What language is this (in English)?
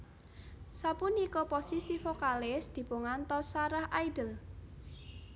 Javanese